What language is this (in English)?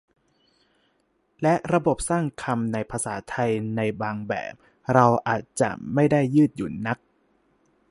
Thai